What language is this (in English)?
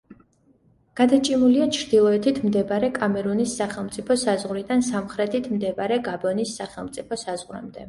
Georgian